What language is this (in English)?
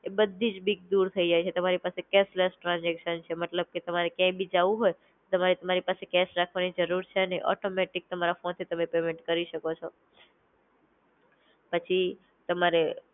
Gujarati